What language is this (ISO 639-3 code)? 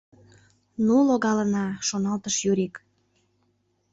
chm